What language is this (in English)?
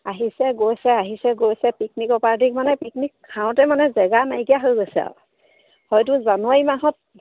Assamese